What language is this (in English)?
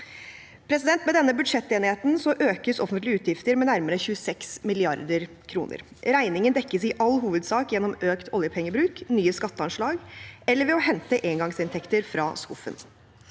Norwegian